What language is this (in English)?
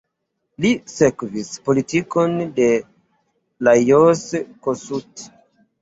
Esperanto